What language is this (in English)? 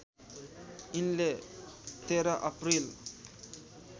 Nepali